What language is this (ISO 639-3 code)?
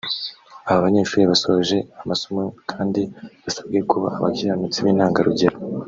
kin